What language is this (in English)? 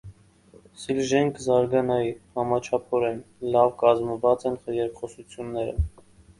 Armenian